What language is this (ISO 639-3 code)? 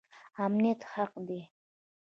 pus